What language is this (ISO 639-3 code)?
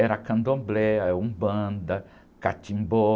por